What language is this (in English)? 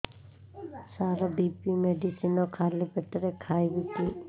Odia